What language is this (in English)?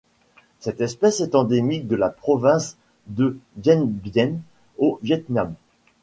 French